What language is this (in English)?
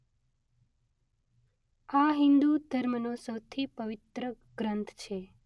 Gujarati